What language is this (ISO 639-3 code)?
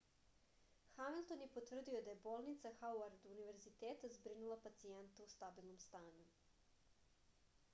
srp